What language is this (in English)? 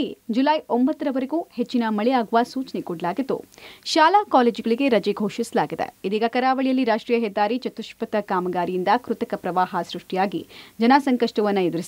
Kannada